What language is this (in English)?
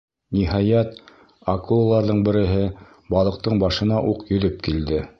Bashkir